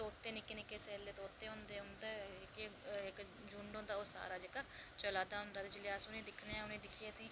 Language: Dogri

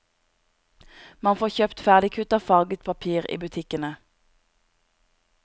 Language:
Norwegian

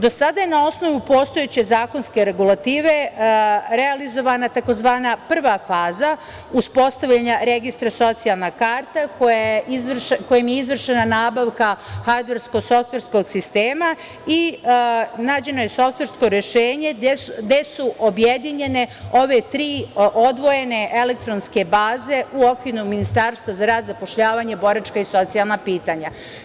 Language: Serbian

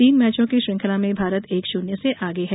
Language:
Hindi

